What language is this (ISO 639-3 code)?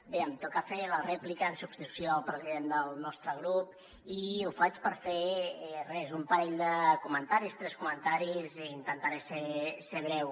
cat